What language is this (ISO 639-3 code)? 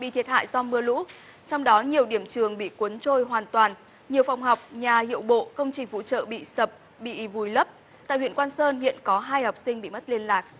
vie